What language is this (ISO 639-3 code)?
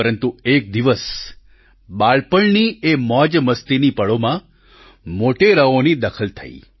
guj